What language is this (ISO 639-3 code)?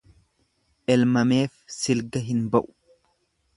orm